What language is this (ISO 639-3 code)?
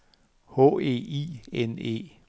dan